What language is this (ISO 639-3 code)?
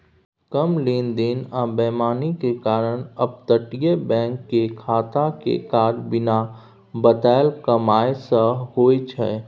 mai